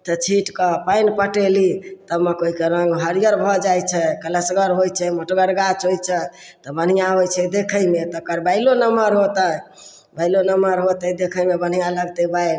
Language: Maithili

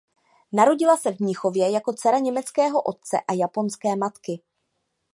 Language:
Czech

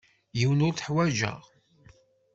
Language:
Kabyle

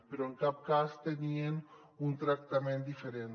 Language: Catalan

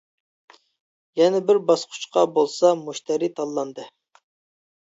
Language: Uyghur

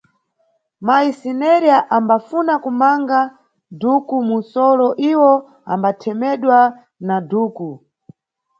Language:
Nyungwe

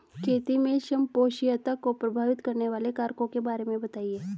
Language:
Hindi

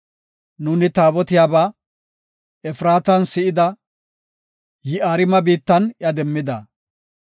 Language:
Gofa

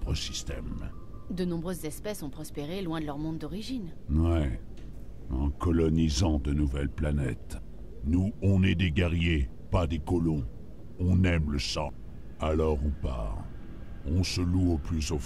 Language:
French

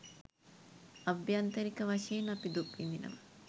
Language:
Sinhala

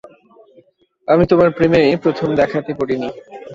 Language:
Bangla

